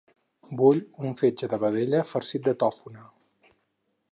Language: Catalan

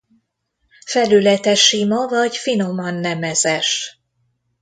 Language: Hungarian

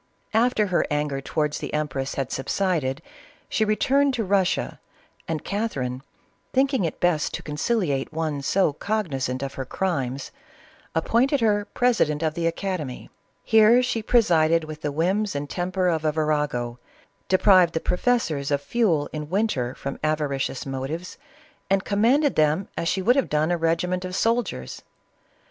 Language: English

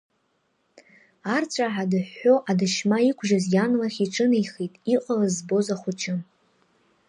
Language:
Abkhazian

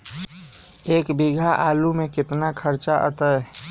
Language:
Magahi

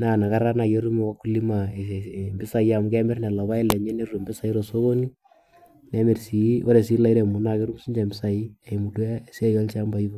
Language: Masai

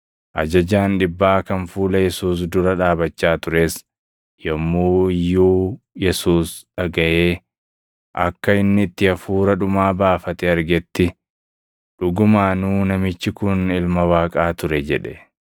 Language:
Oromo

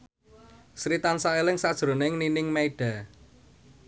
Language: Javanese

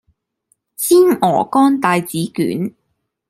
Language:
Cantonese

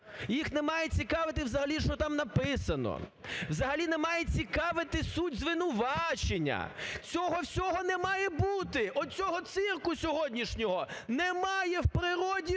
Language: Ukrainian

